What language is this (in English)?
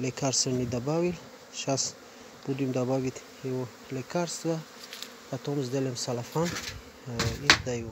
Russian